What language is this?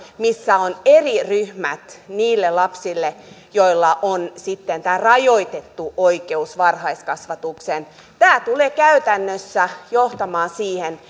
Finnish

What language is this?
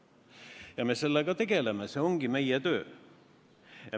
Estonian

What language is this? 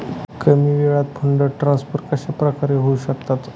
Marathi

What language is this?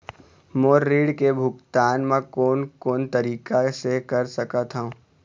Chhattisgarhi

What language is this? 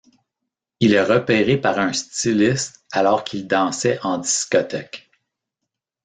French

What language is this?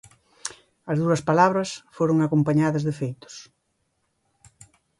Galician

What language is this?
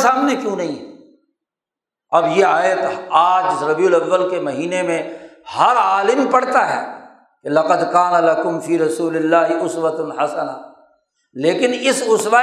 Urdu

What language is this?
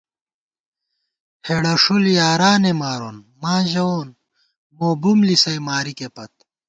Gawar-Bati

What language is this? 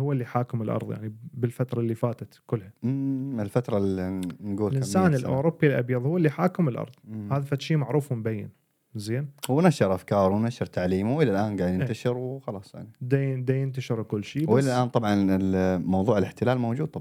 Arabic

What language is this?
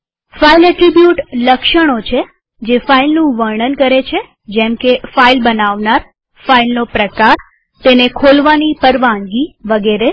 Gujarati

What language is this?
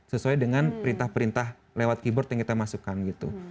Indonesian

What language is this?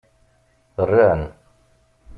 Kabyle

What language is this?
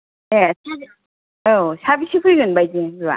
Bodo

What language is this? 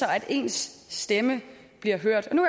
Danish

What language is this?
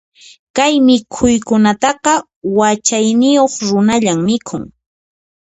Puno Quechua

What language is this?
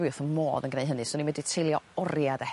Welsh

